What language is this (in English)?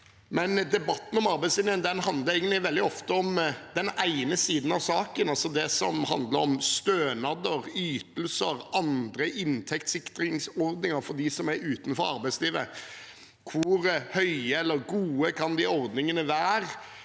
Norwegian